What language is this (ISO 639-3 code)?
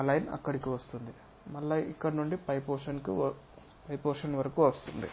tel